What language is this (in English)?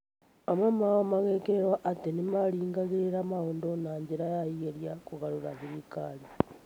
Kikuyu